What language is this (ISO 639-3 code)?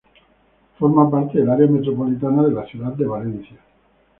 spa